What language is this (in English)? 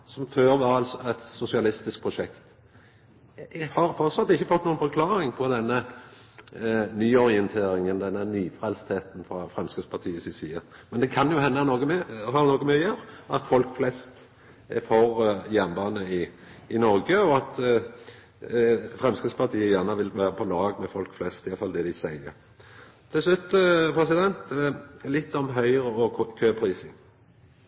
Norwegian Nynorsk